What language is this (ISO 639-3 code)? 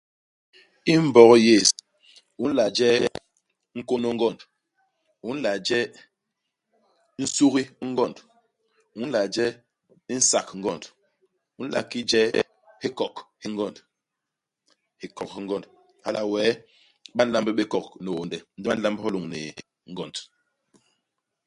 bas